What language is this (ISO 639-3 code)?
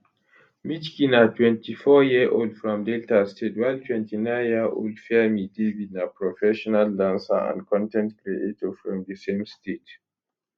pcm